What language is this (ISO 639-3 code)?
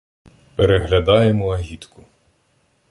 ukr